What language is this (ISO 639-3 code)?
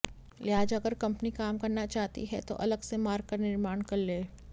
hin